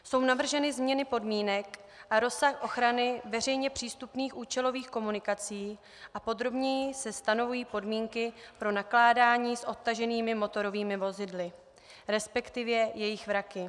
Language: Czech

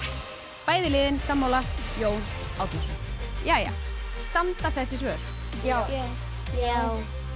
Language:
Icelandic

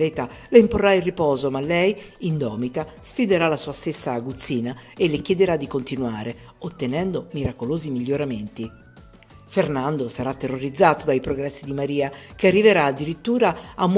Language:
Italian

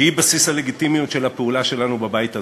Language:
Hebrew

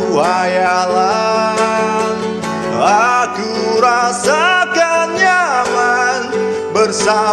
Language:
Indonesian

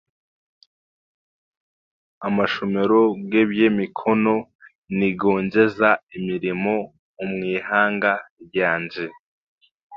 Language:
Chiga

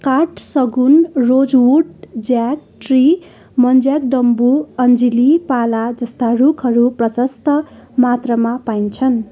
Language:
Nepali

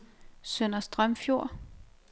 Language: Danish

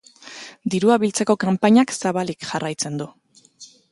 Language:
Basque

